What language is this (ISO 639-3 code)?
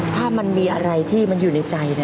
tha